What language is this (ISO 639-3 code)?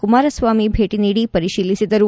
kan